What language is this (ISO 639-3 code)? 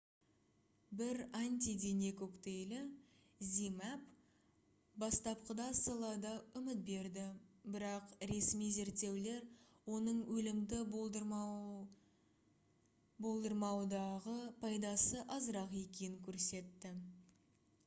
kaz